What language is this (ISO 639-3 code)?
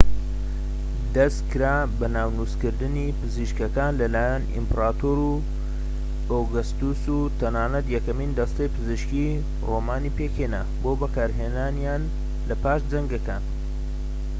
ckb